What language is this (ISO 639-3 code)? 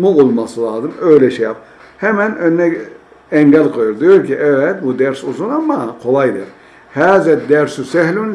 tur